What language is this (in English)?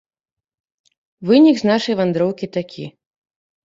Belarusian